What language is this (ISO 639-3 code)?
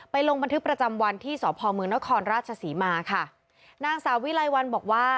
tha